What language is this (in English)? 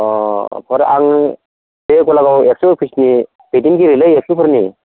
Bodo